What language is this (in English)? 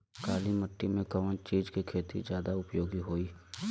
Bhojpuri